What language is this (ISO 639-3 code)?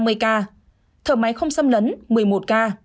vie